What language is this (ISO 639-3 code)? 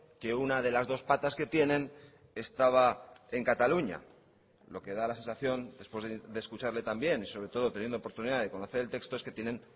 spa